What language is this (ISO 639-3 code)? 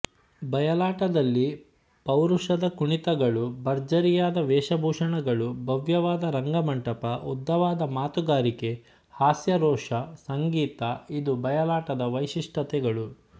kan